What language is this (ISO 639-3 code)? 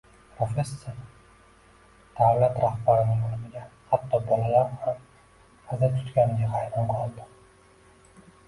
uzb